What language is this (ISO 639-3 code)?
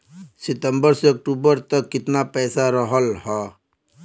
bho